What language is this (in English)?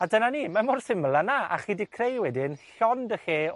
Welsh